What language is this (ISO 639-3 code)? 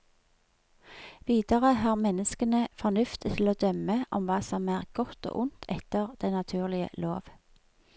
nor